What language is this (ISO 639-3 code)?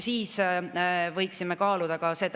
est